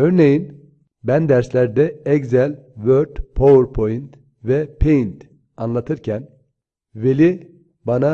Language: Turkish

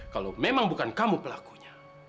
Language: Indonesian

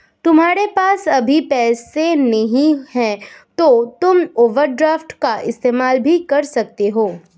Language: Hindi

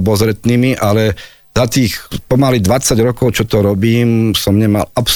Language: Slovak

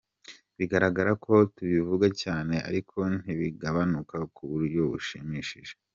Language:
Kinyarwanda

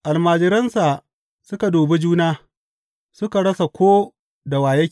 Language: Hausa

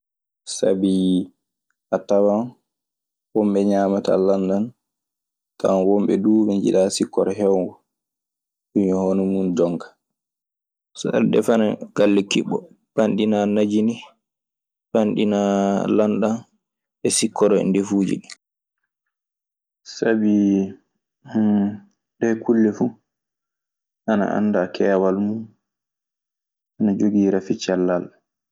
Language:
Maasina Fulfulde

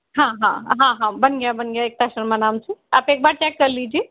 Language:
Hindi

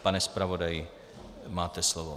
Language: Czech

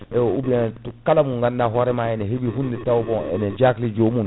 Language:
Fula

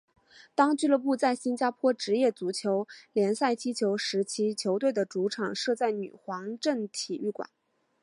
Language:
Chinese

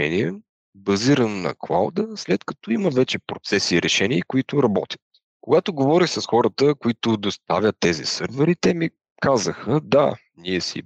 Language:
Bulgarian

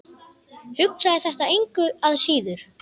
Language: Icelandic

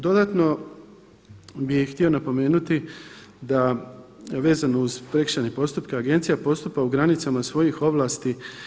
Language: Croatian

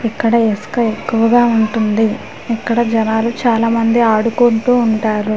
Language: Telugu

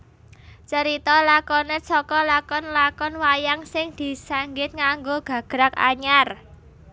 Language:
Javanese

